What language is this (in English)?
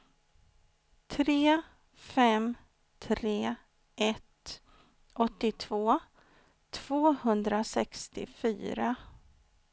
Swedish